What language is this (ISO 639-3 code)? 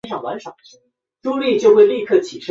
zho